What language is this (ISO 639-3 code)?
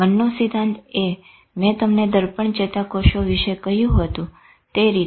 guj